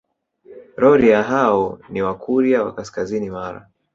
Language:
Swahili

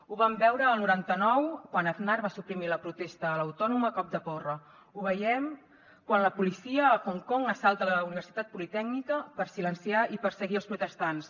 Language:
Catalan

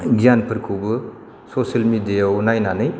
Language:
Bodo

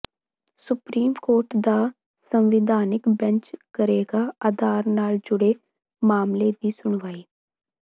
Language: Punjabi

